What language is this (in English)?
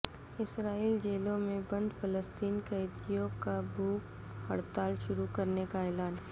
Urdu